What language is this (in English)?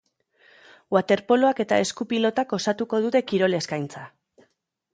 Basque